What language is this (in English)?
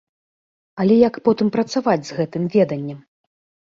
Belarusian